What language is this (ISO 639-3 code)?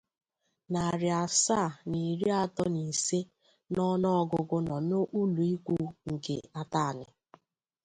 ibo